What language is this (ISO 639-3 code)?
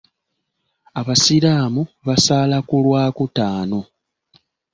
lug